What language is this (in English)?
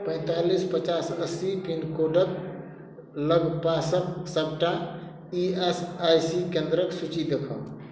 Maithili